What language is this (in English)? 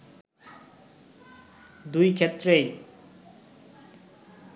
Bangla